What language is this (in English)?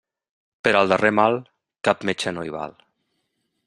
Catalan